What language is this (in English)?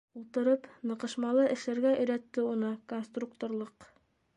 Bashkir